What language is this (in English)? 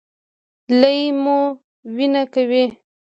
Pashto